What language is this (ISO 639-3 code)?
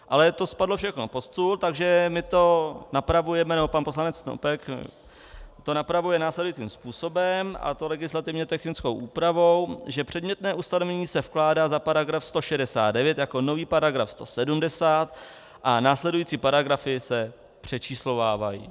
ces